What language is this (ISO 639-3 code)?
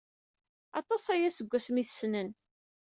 kab